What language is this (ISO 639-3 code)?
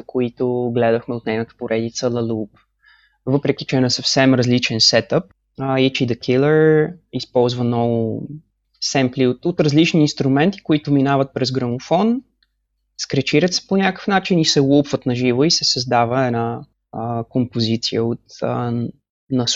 bul